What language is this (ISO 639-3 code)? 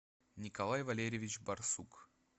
rus